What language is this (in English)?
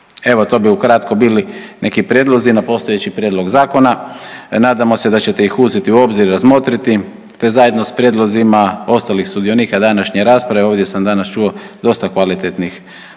Croatian